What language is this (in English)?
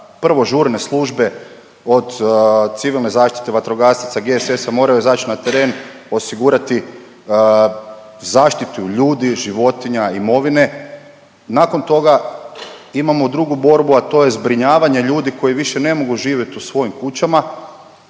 Croatian